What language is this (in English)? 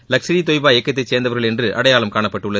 Tamil